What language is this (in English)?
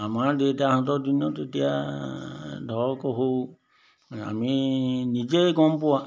Assamese